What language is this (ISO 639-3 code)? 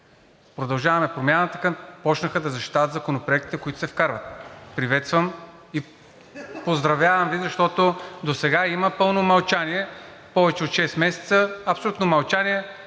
bul